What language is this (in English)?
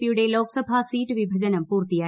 Malayalam